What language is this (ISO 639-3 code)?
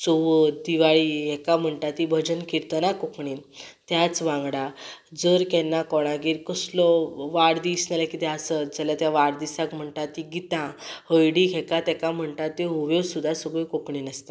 kok